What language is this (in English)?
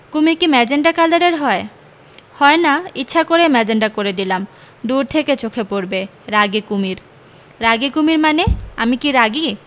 Bangla